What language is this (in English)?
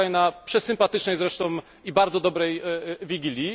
Polish